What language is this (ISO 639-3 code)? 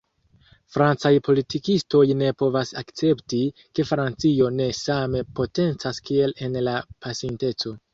epo